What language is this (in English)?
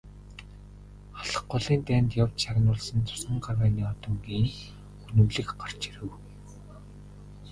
Mongolian